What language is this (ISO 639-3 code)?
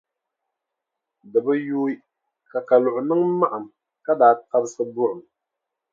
dag